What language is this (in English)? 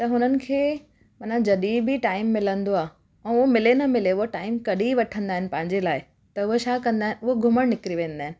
Sindhi